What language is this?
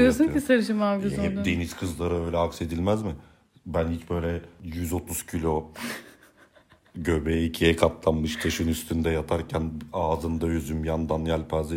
Turkish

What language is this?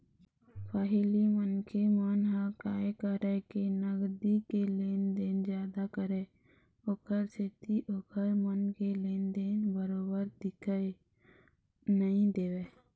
Chhattisgarhi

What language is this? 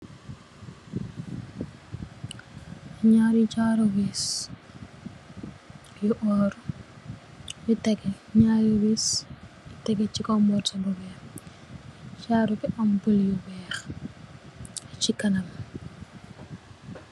Wolof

